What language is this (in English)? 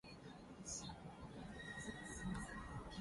Japanese